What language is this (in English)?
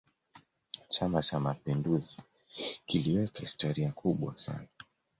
Swahili